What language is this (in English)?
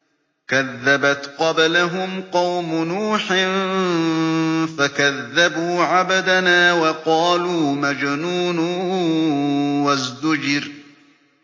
Arabic